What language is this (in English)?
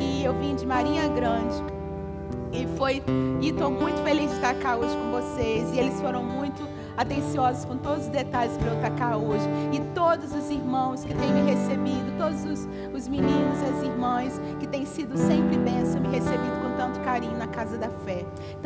Portuguese